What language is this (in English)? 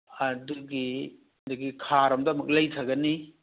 Manipuri